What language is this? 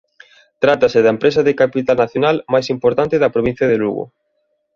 Galician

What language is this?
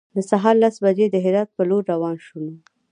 Pashto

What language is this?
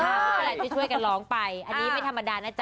Thai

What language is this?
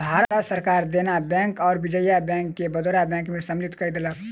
Maithili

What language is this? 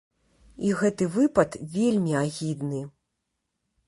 Belarusian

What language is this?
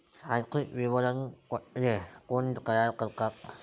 Marathi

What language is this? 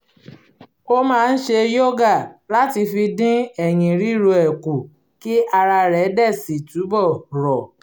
Yoruba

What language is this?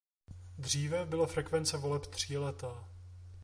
Czech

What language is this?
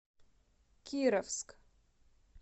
Russian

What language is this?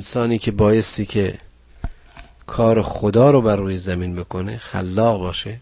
Persian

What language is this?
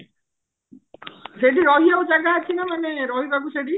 Odia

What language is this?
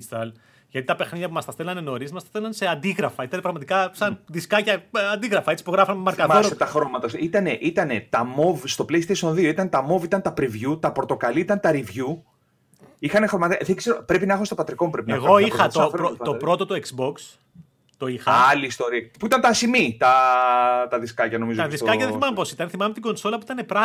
Greek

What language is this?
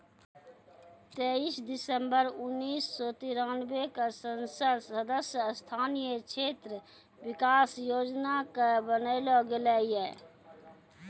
Maithili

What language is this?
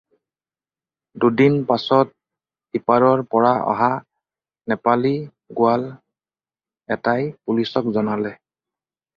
Assamese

